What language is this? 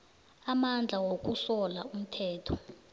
South Ndebele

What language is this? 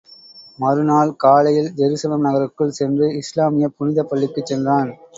Tamil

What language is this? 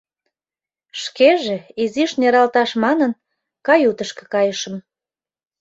Mari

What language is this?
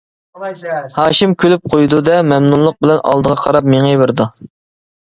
Uyghur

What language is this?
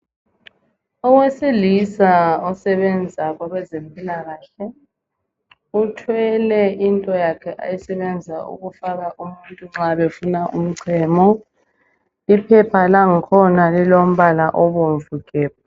North Ndebele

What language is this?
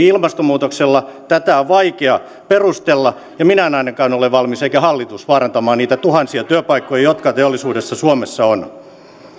Finnish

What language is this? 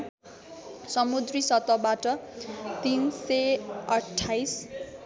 Nepali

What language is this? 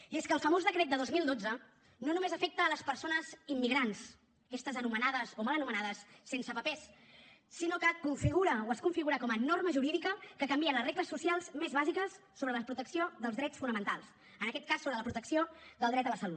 Catalan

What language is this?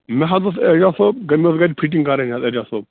Kashmiri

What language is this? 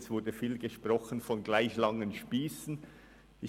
Swiss German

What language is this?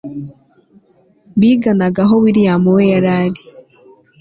Kinyarwanda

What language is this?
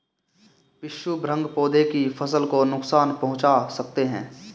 Hindi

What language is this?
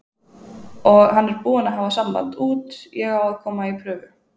Icelandic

